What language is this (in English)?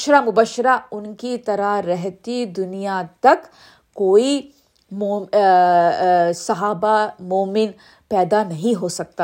Urdu